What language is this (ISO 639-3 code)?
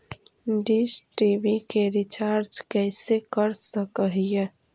mag